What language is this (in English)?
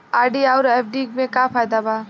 Bhojpuri